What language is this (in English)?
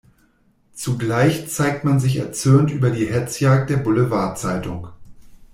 German